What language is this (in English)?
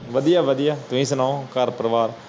Punjabi